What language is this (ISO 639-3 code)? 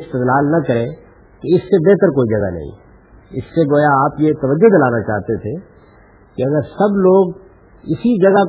urd